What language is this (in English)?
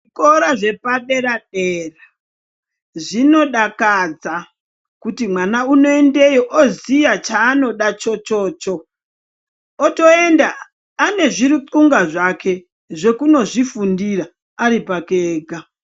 Ndau